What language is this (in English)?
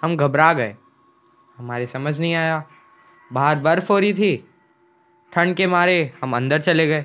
Hindi